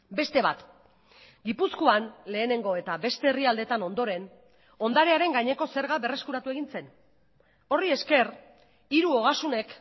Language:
Basque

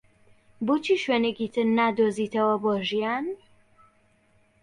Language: Central Kurdish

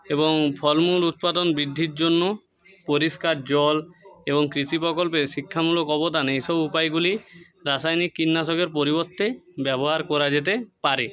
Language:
Bangla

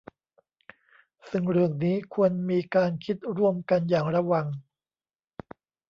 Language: Thai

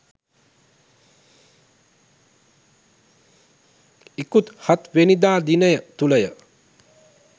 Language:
Sinhala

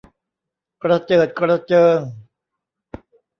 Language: Thai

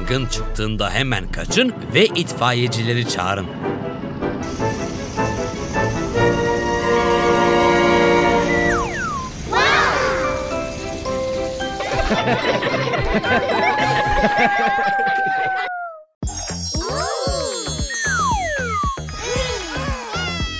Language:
Turkish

